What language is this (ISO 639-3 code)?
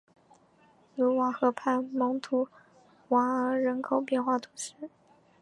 zho